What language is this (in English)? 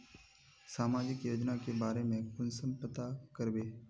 Magahi